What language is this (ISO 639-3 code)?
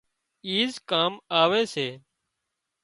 kxp